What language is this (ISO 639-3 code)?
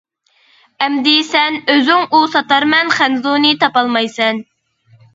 uig